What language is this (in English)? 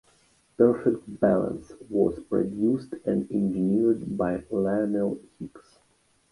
English